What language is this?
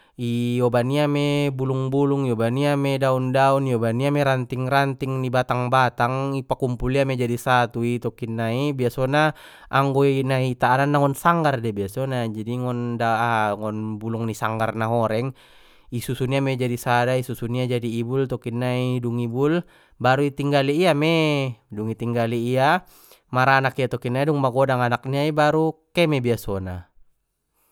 Batak Mandailing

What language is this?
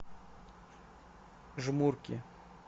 Russian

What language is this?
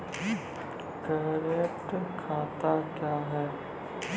Maithili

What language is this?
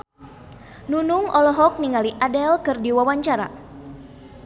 Sundanese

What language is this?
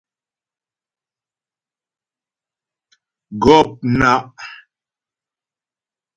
Ghomala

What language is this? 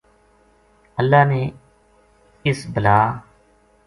Gujari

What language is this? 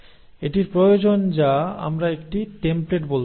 Bangla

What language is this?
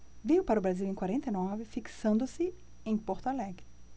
Portuguese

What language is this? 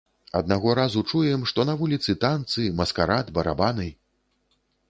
Belarusian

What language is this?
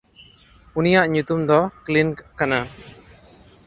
Santali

